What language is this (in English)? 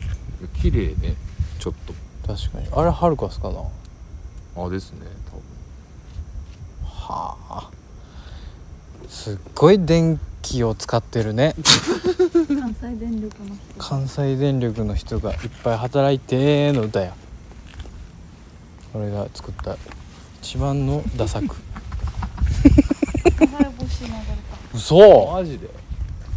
Japanese